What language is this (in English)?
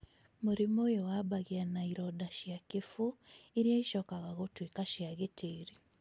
Kikuyu